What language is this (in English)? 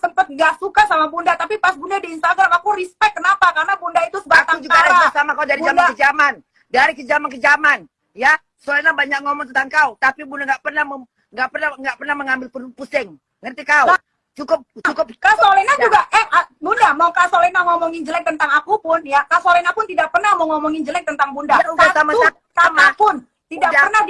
Indonesian